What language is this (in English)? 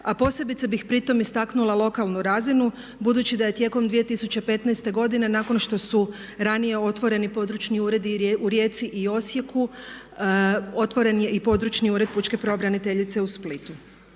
Croatian